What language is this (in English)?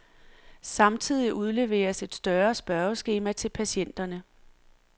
Danish